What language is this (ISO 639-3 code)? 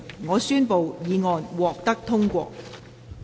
yue